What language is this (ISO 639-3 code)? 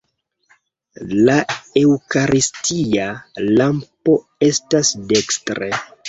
epo